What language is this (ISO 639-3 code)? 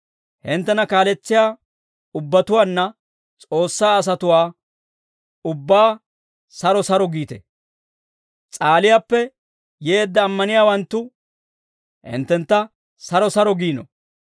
dwr